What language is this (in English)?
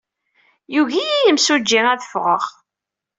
Kabyle